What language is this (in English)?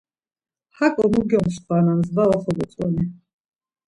Laz